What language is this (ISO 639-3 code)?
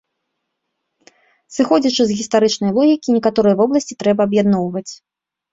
bel